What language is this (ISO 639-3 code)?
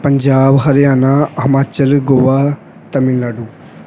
pan